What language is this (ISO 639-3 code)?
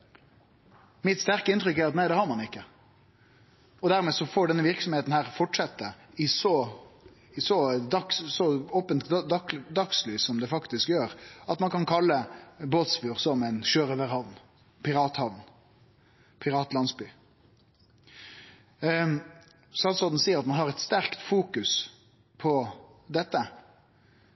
nno